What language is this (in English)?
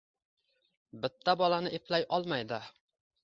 Uzbek